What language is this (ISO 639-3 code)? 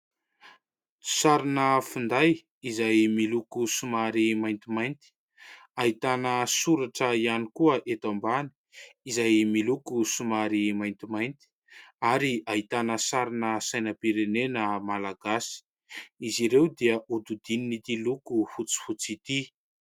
mlg